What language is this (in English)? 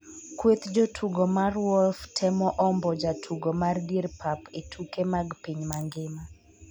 Luo (Kenya and Tanzania)